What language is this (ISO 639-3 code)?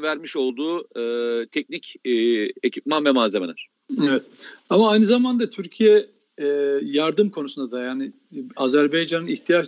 tur